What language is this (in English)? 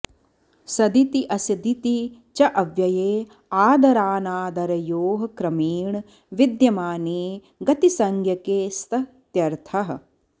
Sanskrit